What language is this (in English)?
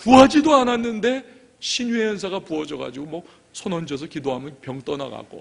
Korean